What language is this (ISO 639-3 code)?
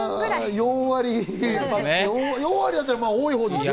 jpn